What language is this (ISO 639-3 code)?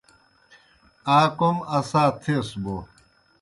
plk